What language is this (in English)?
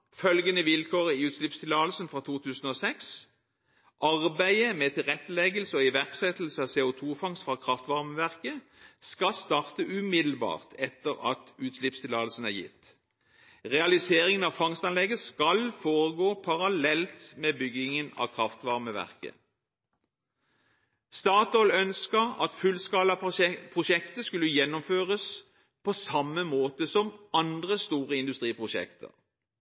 Norwegian Bokmål